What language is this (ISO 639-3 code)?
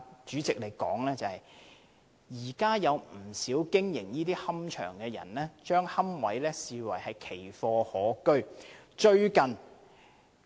yue